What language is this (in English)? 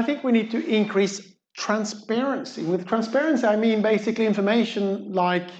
English